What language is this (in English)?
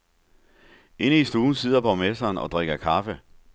Danish